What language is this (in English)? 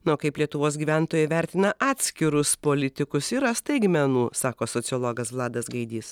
Lithuanian